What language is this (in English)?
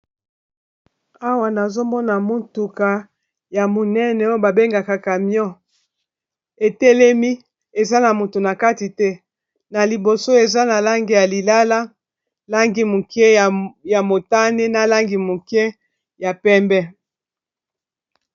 Lingala